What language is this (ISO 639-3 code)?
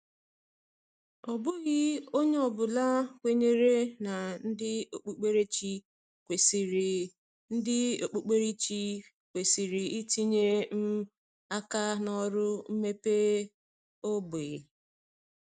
ibo